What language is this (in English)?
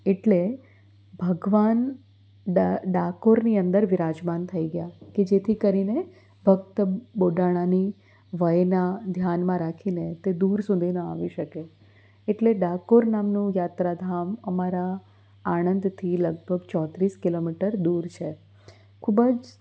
Gujarati